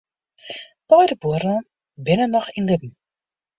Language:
Western Frisian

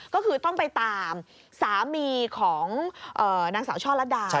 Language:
Thai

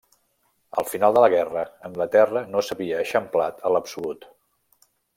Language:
Catalan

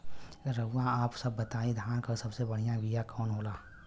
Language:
Bhojpuri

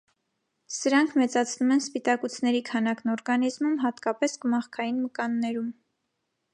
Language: Armenian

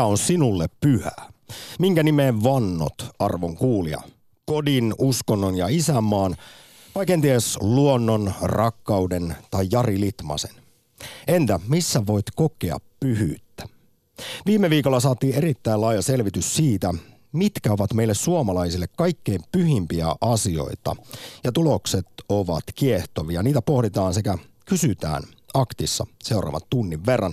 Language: Finnish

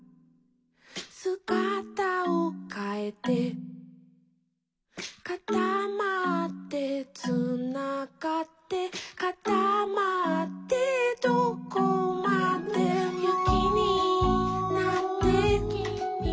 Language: Japanese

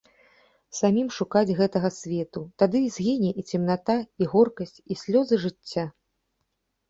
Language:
Belarusian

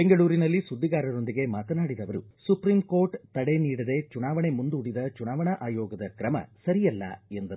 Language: Kannada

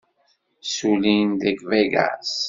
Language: Kabyle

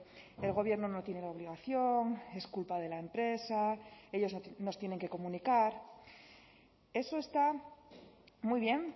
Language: Spanish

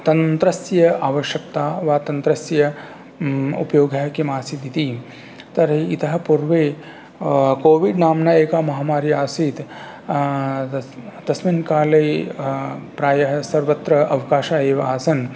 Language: Sanskrit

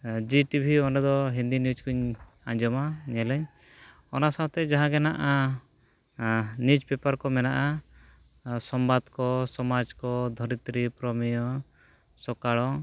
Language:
Santali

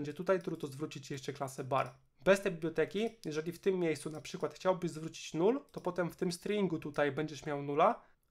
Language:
Polish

